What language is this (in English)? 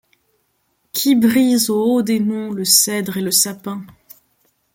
French